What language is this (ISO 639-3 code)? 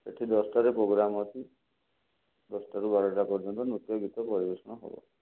ori